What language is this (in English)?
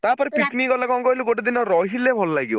Odia